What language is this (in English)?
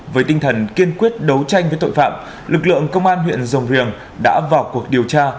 Vietnamese